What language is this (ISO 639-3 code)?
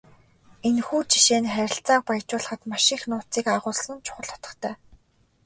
mon